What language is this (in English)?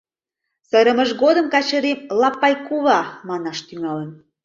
Mari